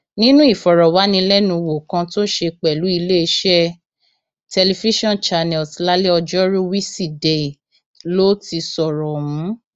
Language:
Yoruba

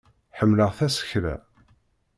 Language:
Kabyle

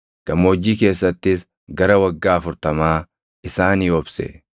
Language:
Oromo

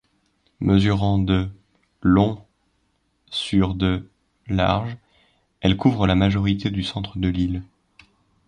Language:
French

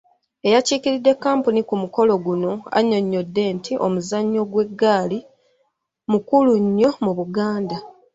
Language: Ganda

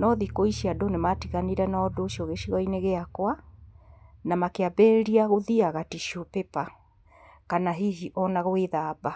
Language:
Kikuyu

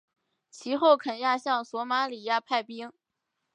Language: Chinese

